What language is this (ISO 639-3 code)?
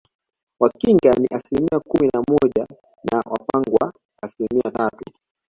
swa